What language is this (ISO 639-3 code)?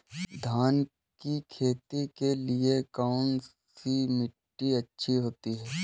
hin